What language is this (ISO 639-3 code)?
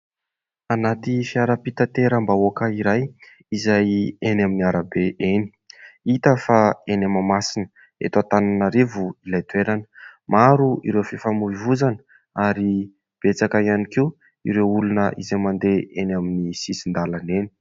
mlg